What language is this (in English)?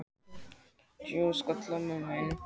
Icelandic